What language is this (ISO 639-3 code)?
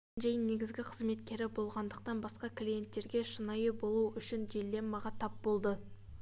kaz